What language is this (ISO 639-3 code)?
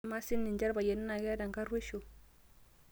mas